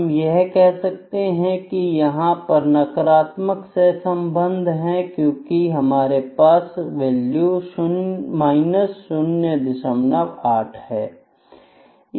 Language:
Hindi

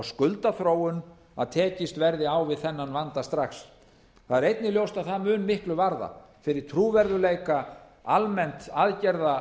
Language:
Icelandic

